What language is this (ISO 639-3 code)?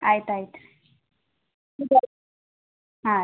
kan